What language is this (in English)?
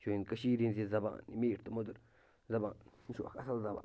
Kashmiri